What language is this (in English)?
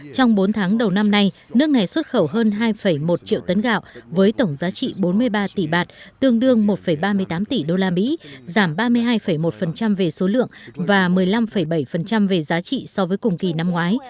Vietnamese